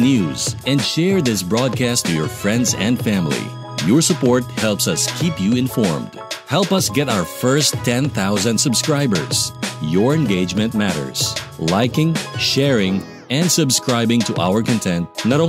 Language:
Filipino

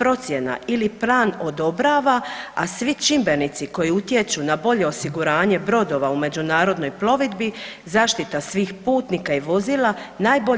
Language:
Croatian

